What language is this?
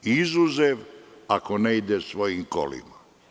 Serbian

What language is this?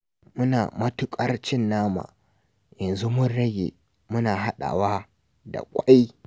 Hausa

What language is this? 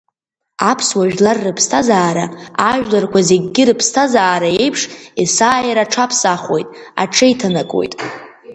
Abkhazian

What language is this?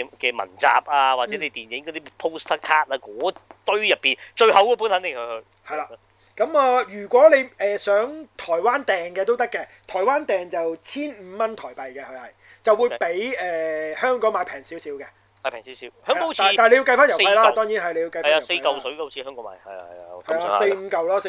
Chinese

